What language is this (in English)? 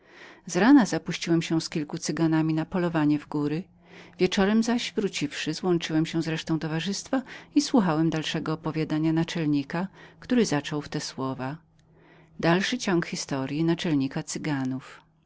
Polish